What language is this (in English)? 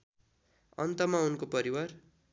Nepali